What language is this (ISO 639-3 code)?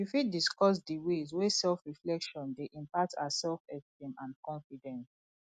pcm